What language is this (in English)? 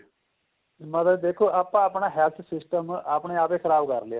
Punjabi